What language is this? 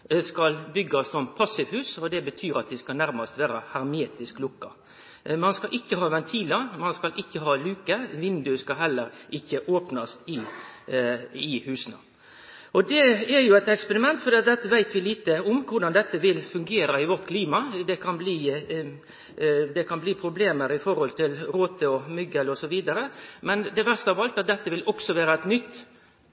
Norwegian Nynorsk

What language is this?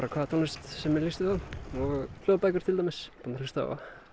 Icelandic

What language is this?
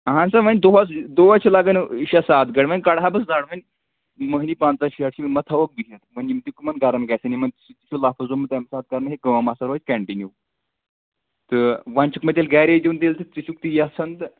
Kashmiri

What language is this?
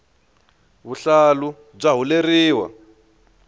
Tsonga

